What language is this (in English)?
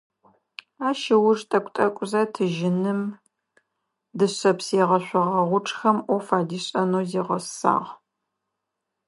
Adyghe